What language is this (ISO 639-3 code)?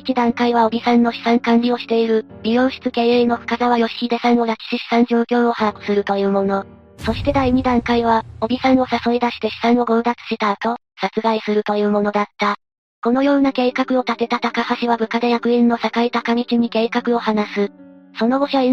jpn